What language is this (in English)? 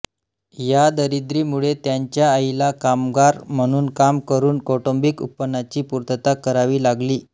Marathi